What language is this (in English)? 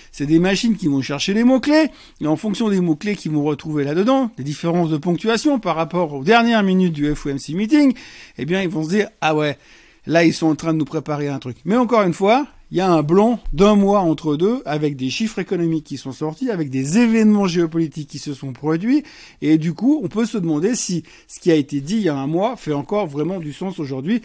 French